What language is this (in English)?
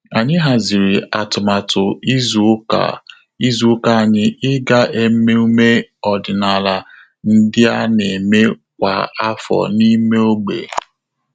Igbo